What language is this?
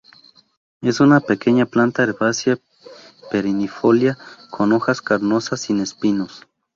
Spanish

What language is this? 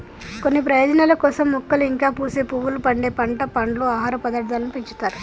Telugu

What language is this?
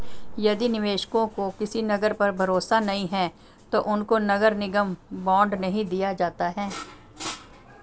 Hindi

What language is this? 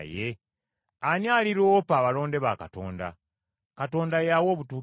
Ganda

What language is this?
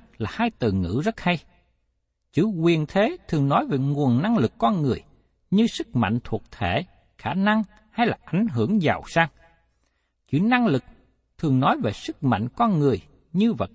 Vietnamese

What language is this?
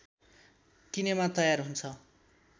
Nepali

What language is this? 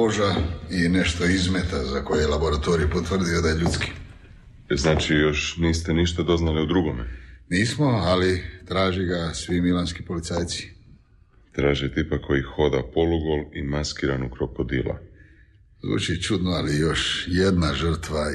Croatian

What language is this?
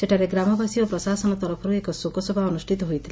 Odia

